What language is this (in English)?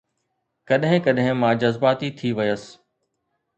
Sindhi